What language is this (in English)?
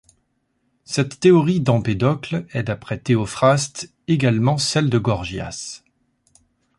French